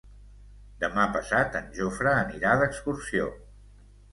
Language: Catalan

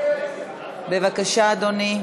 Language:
Hebrew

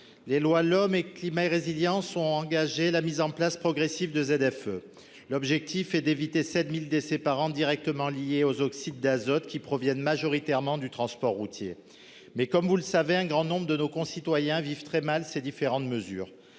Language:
French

